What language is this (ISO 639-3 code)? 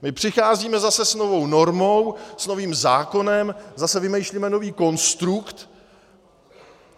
ces